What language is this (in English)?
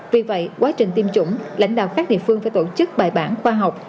Vietnamese